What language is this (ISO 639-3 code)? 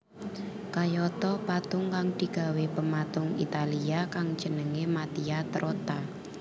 jav